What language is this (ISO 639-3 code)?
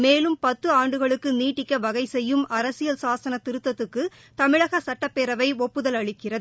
tam